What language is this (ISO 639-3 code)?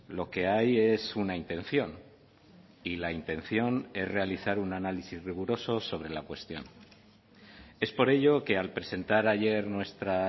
spa